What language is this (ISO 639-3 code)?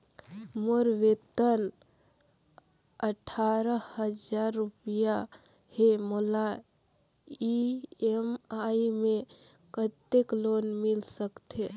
hne